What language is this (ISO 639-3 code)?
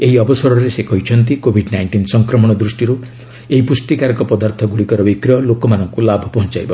ori